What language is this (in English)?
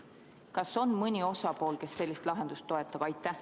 Estonian